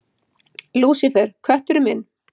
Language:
Icelandic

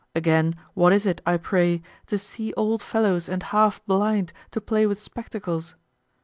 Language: English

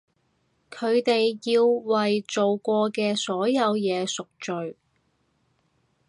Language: Cantonese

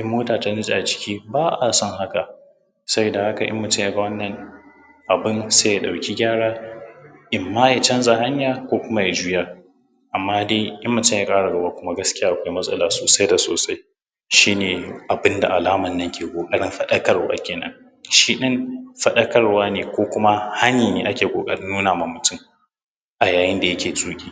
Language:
Hausa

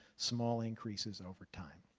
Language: English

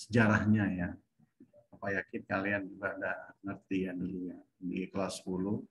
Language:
Indonesian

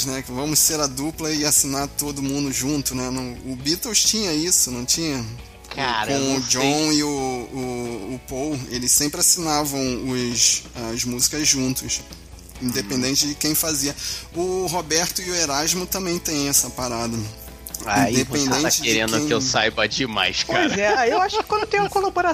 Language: Portuguese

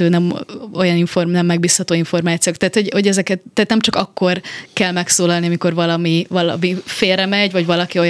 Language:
Hungarian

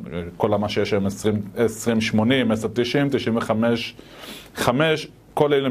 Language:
Hebrew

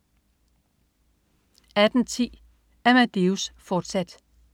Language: Danish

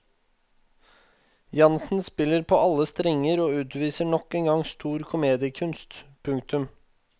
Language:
Norwegian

